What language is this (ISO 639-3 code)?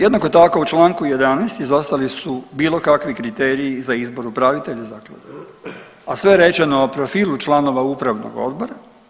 hrv